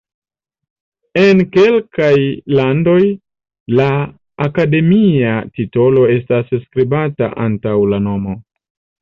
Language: Esperanto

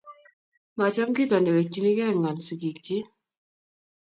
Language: Kalenjin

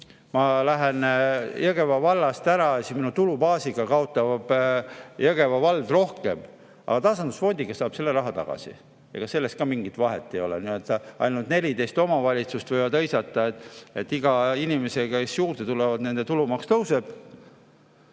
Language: Estonian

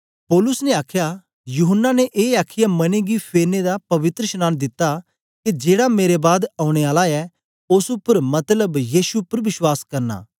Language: Dogri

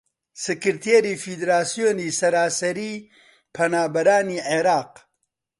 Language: Central Kurdish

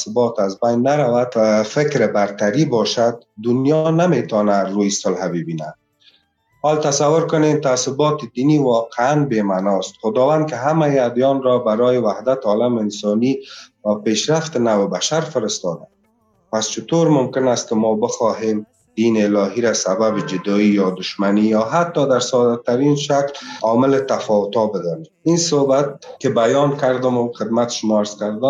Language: Persian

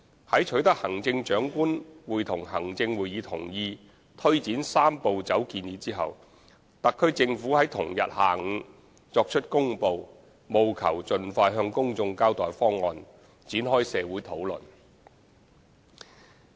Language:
Cantonese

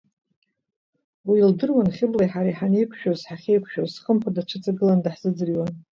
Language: Abkhazian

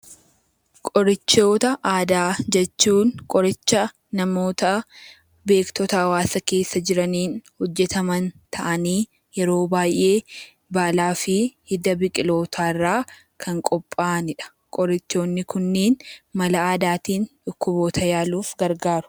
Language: Oromo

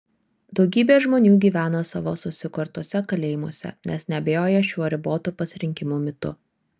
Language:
Lithuanian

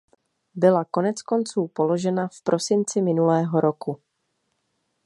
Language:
Czech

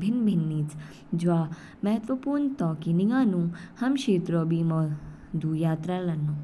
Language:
Kinnauri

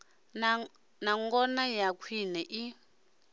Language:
Venda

